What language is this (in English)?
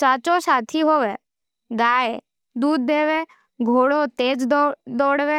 Nimadi